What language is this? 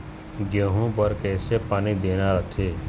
Chhattisgarhi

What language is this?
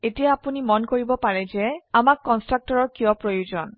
Assamese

